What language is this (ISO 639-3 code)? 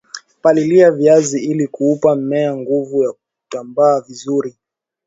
swa